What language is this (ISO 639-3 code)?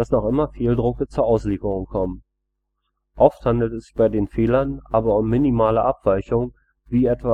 deu